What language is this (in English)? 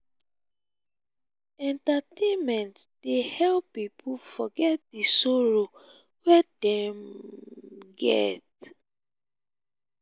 Nigerian Pidgin